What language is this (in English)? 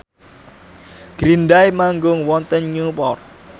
Javanese